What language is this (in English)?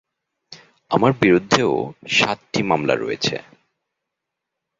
Bangla